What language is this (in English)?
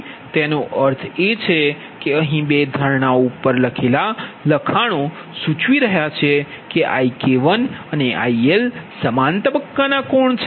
Gujarati